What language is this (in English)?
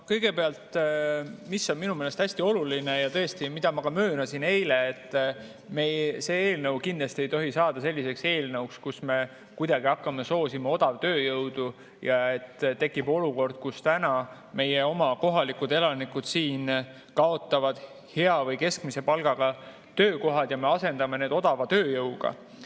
Estonian